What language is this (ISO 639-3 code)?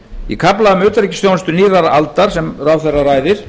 isl